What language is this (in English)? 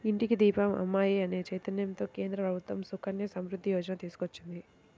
Telugu